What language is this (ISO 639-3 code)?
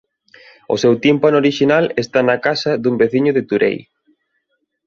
glg